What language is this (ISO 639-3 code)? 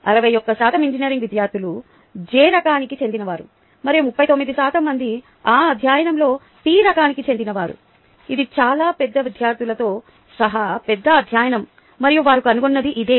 tel